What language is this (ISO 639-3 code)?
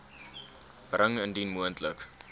afr